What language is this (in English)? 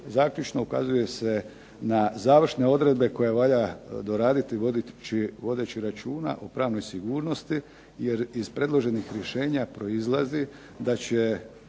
Croatian